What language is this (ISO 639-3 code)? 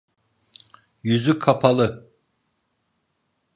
tur